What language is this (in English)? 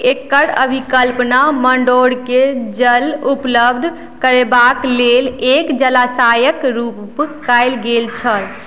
Maithili